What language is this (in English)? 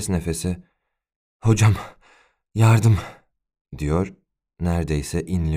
Turkish